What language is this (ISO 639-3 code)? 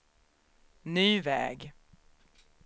swe